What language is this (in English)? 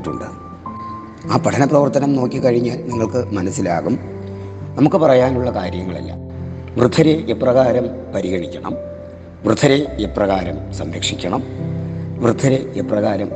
Malayalam